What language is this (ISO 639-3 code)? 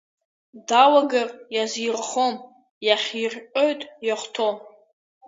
abk